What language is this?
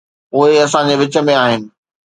Sindhi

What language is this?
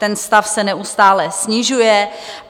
Czech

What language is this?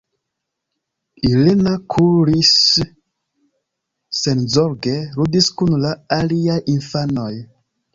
Esperanto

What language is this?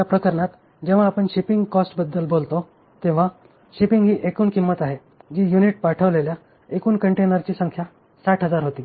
Marathi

